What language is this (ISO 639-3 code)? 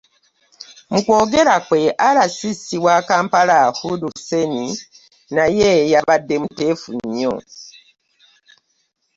lug